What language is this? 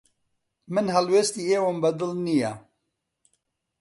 Central Kurdish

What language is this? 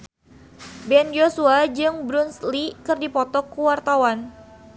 Sundanese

